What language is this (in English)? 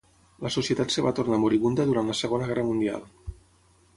Catalan